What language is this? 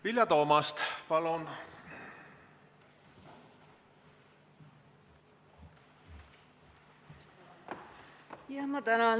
Estonian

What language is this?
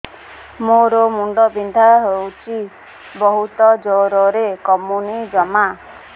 Odia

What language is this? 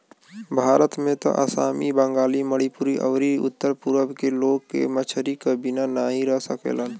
Bhojpuri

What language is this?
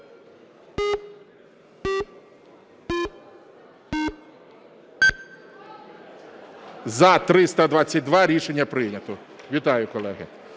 Ukrainian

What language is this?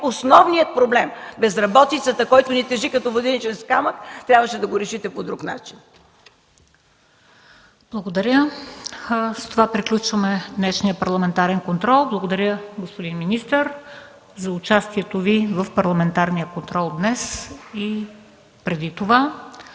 Bulgarian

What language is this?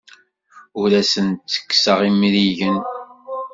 Kabyle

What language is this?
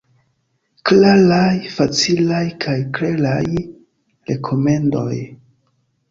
Esperanto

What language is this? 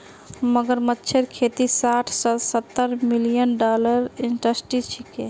Magahi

